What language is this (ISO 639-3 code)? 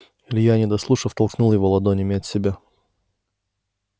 rus